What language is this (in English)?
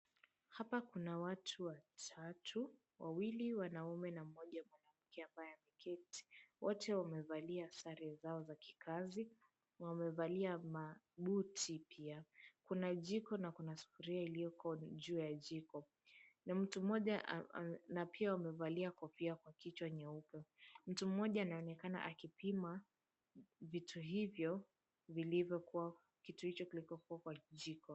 Swahili